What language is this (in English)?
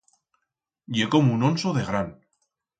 Aragonese